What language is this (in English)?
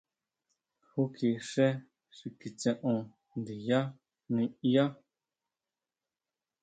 Huautla Mazatec